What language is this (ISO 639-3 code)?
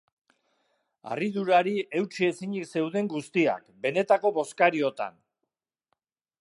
eus